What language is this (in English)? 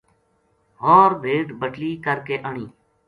Gujari